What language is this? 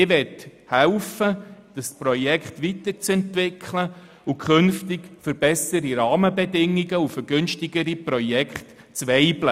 Swiss German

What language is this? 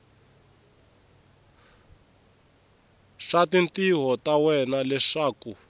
Tsonga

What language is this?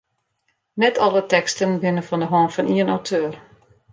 Western Frisian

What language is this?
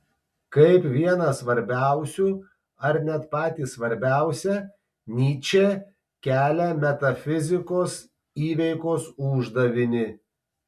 Lithuanian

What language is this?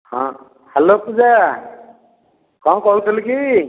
Odia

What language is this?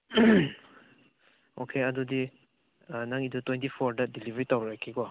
Manipuri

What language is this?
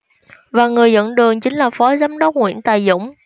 Vietnamese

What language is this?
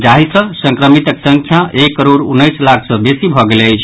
Maithili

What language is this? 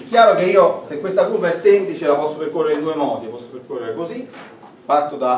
Italian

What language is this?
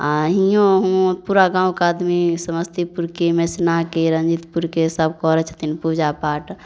Maithili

